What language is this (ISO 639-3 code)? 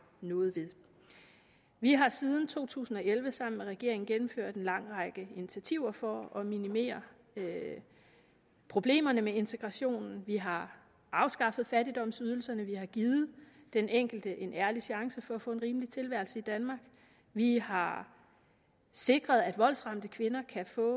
dan